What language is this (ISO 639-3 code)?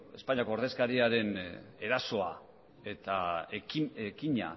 eus